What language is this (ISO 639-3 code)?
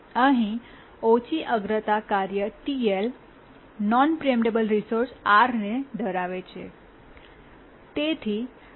guj